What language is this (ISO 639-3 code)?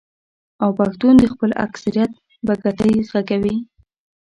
pus